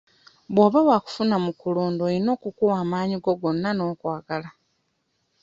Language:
Ganda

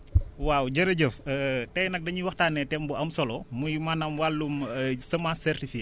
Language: Wolof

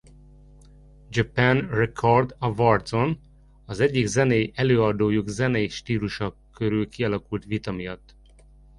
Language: Hungarian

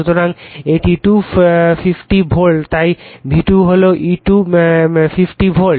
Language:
Bangla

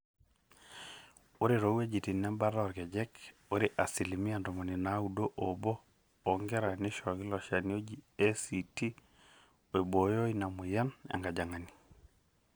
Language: Masai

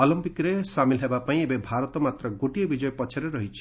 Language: Odia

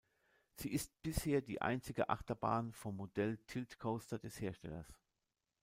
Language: German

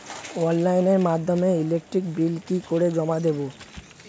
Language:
Bangla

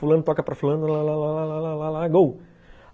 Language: Portuguese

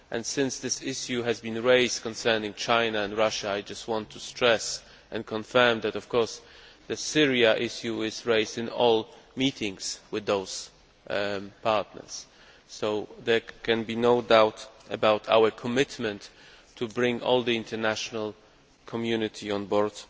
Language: English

